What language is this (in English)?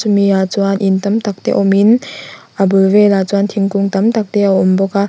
Mizo